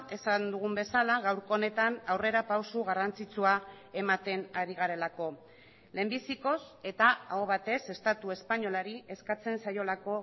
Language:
Basque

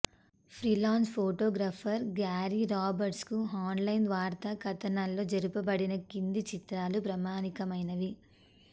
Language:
Telugu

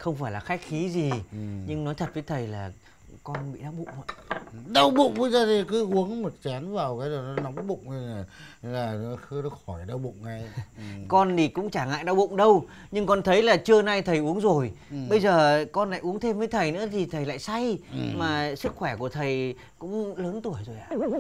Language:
Vietnamese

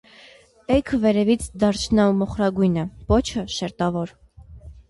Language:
Armenian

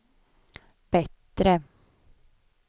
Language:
Swedish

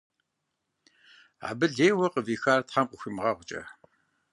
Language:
Kabardian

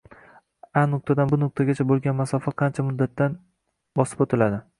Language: Uzbek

